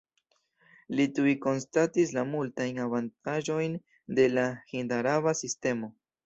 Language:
Esperanto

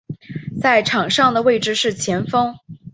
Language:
Chinese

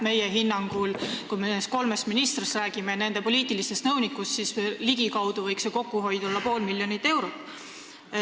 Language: Estonian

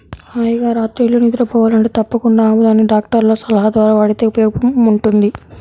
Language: Telugu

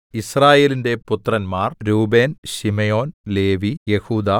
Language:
Malayalam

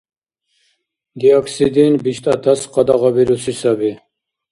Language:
Dargwa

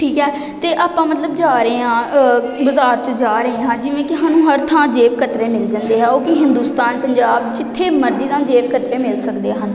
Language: Punjabi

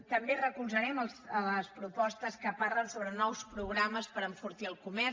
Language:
Catalan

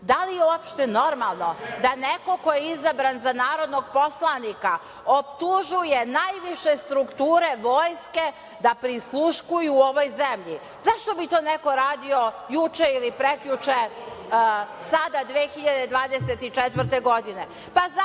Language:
Serbian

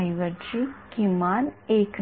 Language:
Marathi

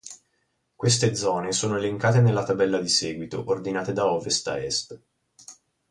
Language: Italian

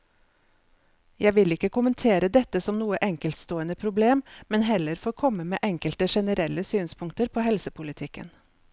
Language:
Norwegian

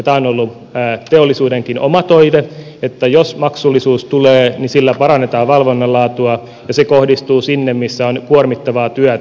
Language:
Finnish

